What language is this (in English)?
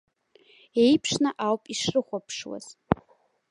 Abkhazian